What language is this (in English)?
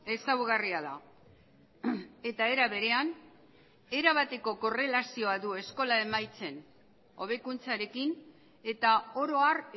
Basque